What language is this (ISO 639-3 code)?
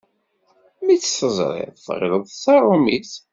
kab